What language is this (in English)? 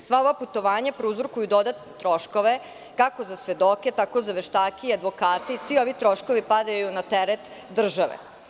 Serbian